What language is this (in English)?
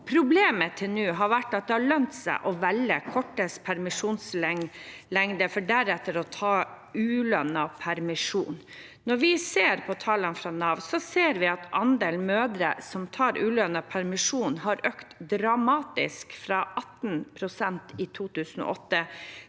Norwegian